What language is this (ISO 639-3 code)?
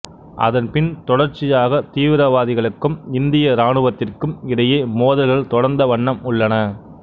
tam